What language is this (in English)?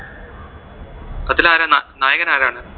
Malayalam